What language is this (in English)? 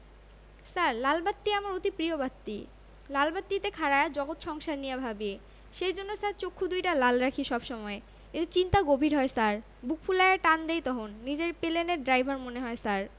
Bangla